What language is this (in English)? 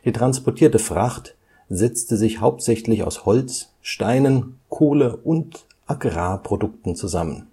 German